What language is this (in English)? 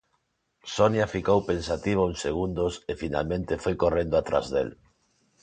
Galician